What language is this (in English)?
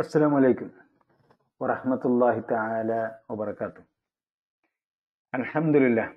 Malayalam